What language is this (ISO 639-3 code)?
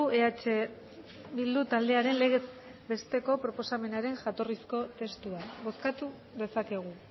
eus